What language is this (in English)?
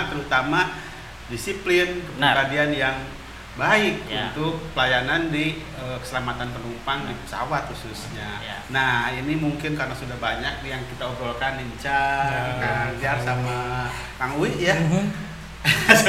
Indonesian